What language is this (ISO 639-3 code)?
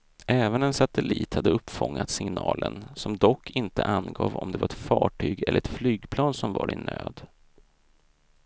swe